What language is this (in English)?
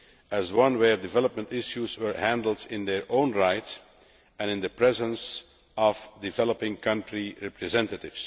English